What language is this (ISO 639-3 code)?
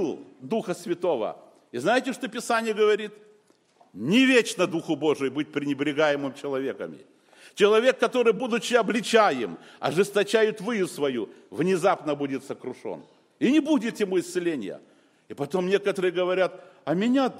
rus